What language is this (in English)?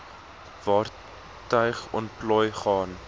Afrikaans